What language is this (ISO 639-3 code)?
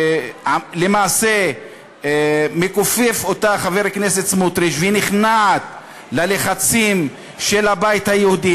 heb